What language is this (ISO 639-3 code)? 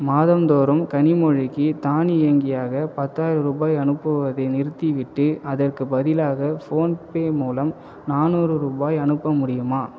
tam